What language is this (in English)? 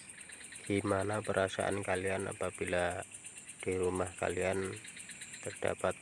Indonesian